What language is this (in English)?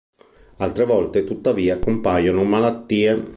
Italian